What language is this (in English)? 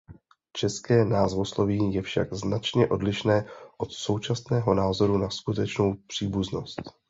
Czech